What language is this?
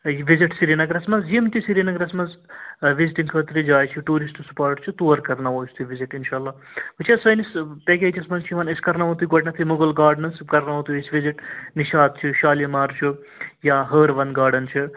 Kashmiri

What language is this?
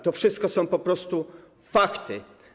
Polish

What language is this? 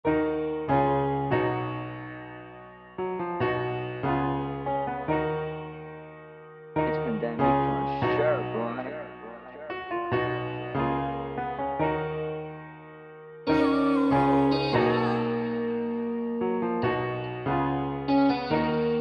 English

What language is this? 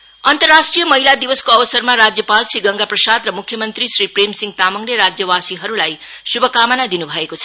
Nepali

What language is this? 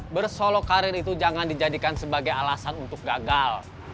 Indonesian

